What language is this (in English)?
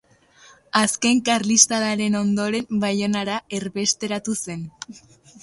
Basque